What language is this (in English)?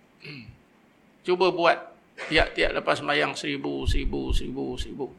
Malay